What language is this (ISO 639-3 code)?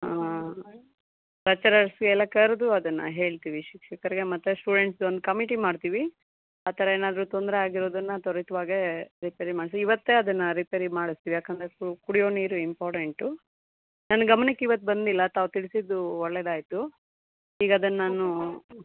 kan